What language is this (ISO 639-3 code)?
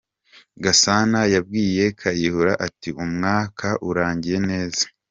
kin